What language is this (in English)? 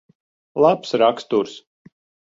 Latvian